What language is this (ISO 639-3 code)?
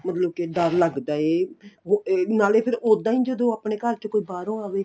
pan